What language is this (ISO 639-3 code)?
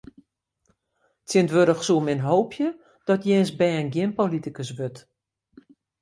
fry